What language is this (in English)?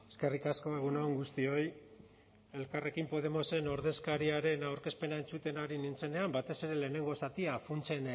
Basque